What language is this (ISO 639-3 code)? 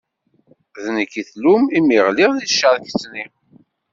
kab